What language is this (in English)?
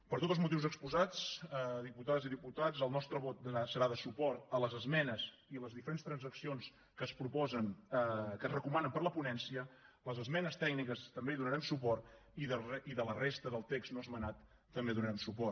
Catalan